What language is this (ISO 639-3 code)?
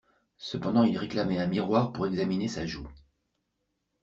fra